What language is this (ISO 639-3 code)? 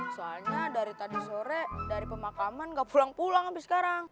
ind